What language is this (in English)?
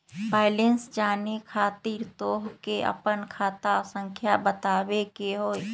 Magahi